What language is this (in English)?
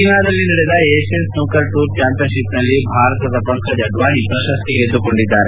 Kannada